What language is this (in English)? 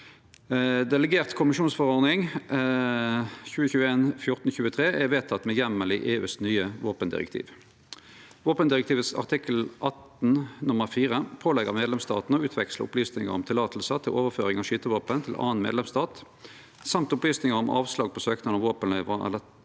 Norwegian